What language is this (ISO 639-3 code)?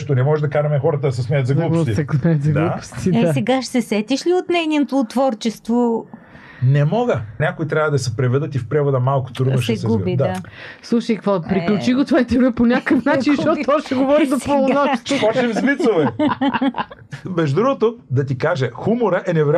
bul